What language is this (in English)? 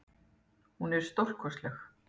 Icelandic